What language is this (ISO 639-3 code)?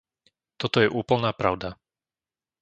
slk